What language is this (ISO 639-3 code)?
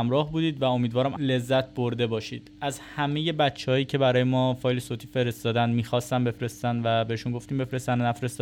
fas